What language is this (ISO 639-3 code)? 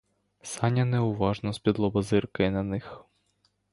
ukr